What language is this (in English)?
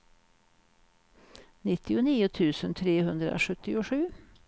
Swedish